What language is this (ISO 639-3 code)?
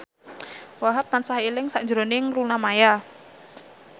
jav